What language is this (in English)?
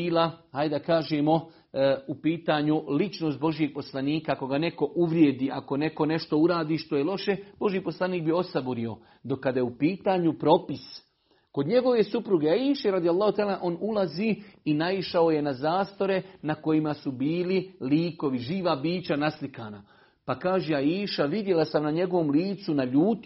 Croatian